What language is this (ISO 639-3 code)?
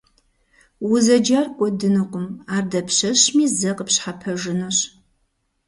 kbd